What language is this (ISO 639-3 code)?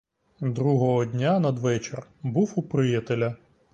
ukr